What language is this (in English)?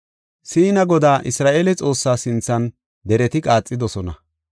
Gofa